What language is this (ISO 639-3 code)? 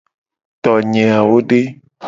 gej